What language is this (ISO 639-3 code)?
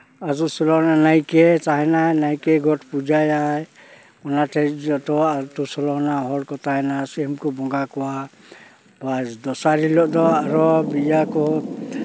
sat